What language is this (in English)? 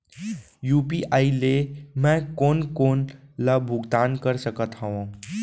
Chhattisgarhi